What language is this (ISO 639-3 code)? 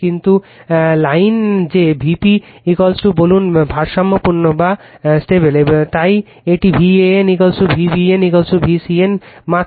ben